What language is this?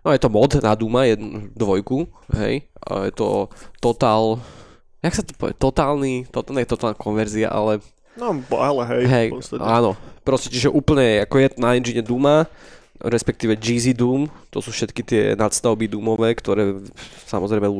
Slovak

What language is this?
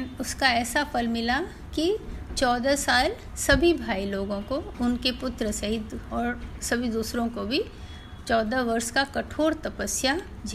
Hindi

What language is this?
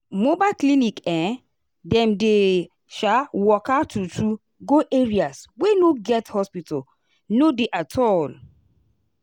Nigerian Pidgin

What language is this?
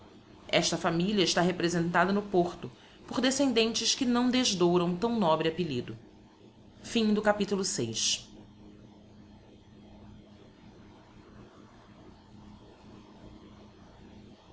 Portuguese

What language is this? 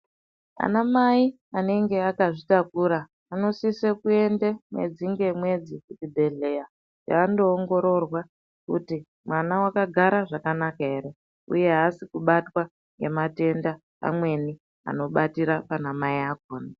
Ndau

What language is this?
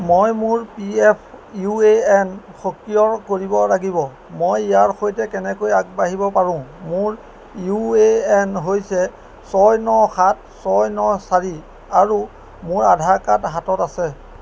Assamese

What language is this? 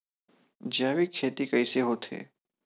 Chhattisgarhi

